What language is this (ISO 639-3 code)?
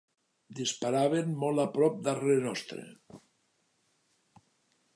cat